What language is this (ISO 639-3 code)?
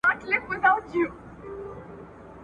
pus